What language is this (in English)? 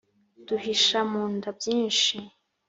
Kinyarwanda